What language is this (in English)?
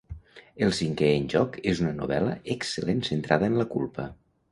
Catalan